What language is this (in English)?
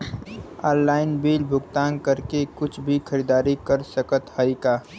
Bhojpuri